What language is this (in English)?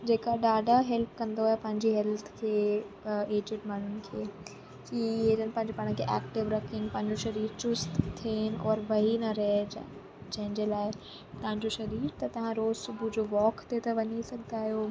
Sindhi